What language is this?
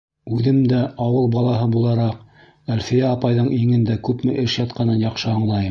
Bashkir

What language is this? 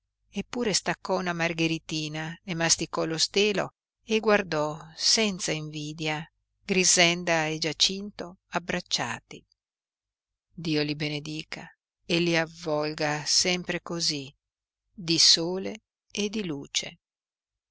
Italian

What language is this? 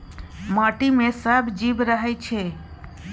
Maithili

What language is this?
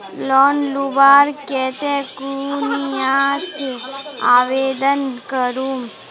Magahi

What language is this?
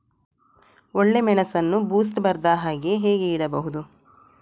Kannada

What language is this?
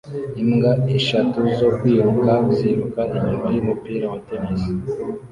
Kinyarwanda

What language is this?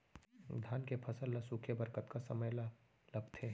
Chhattisgarhi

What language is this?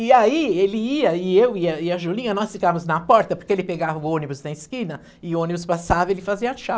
Portuguese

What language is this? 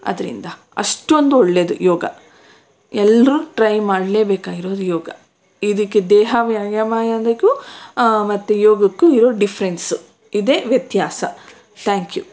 Kannada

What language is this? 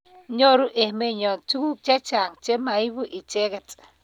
Kalenjin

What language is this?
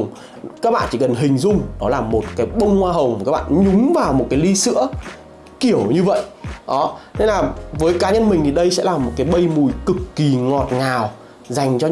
Vietnamese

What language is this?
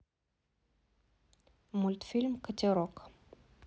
Russian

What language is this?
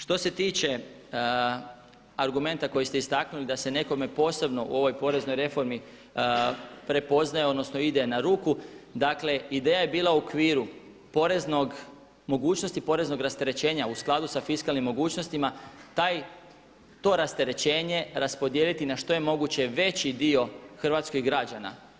Croatian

